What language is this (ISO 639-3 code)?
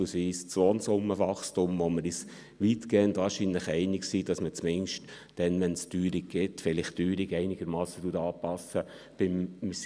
gsw